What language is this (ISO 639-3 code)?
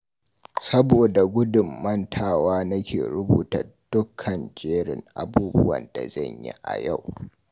hau